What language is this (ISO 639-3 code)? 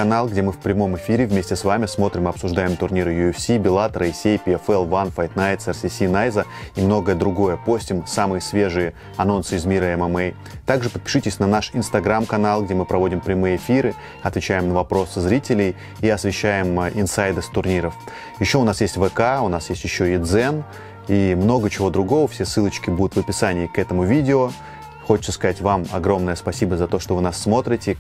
rus